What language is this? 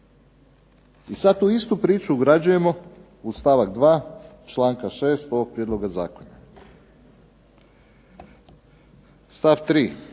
Croatian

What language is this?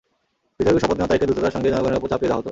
Bangla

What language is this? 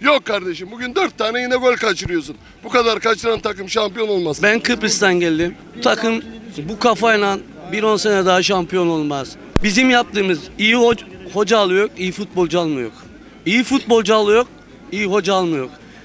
Turkish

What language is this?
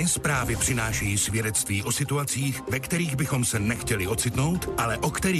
Czech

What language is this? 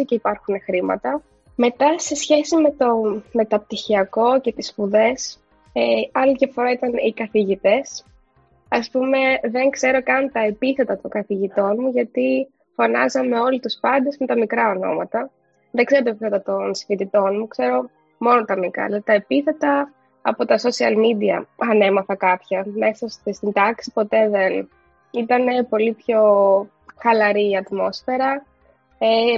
Greek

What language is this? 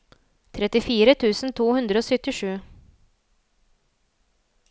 Norwegian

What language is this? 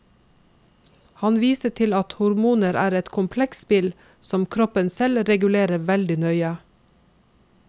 Norwegian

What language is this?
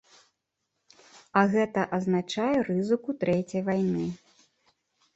Belarusian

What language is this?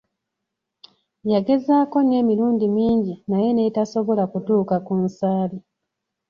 Ganda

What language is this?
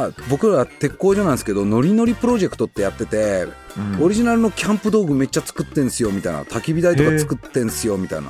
Japanese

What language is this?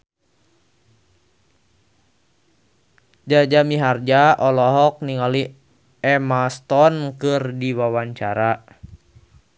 Sundanese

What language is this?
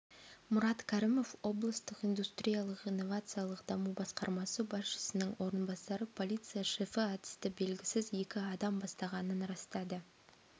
Kazakh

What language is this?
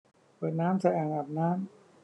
Thai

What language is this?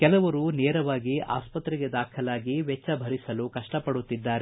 Kannada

